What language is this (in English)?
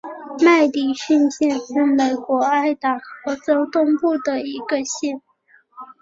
Chinese